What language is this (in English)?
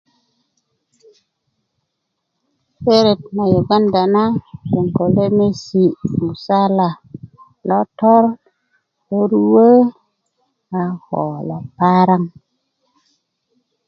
Kuku